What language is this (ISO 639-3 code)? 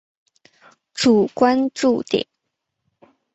zho